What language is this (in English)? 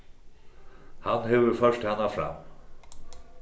Faroese